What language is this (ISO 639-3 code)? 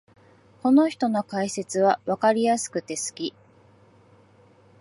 jpn